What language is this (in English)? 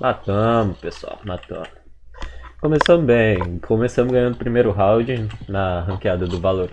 Portuguese